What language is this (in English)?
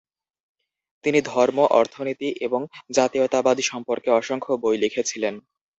Bangla